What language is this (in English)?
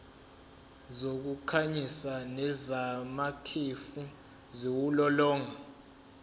Zulu